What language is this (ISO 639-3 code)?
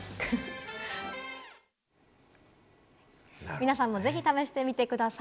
jpn